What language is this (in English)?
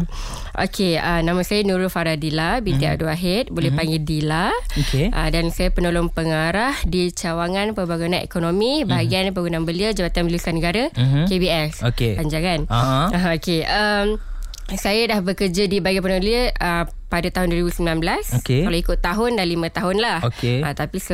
Malay